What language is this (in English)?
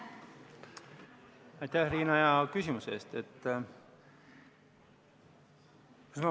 Estonian